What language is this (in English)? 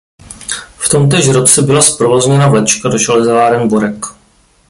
Czech